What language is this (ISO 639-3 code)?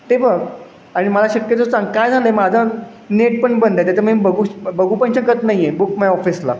mar